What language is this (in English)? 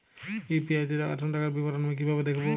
Bangla